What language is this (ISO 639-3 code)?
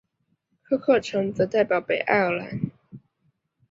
zho